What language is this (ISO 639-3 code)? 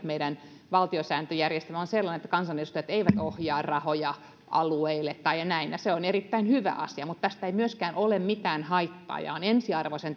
fin